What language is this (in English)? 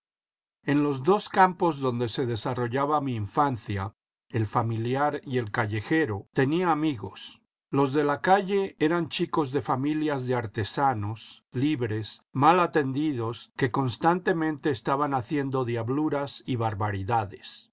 Spanish